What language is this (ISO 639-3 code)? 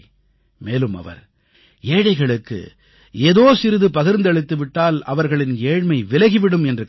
tam